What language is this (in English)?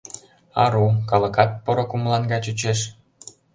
Mari